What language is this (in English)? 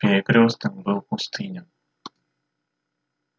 Russian